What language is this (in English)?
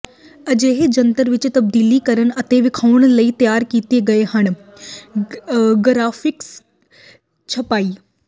Punjabi